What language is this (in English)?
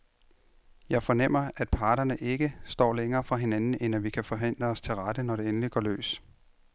Danish